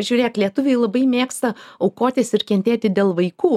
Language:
Lithuanian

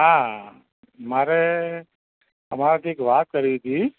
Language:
Gujarati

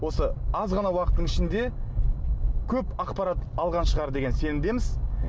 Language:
Kazakh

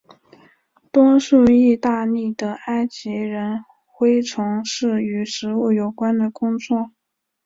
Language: Chinese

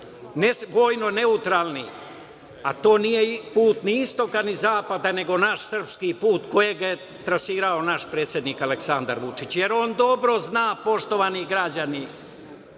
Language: Serbian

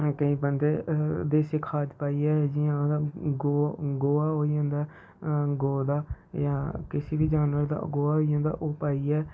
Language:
Dogri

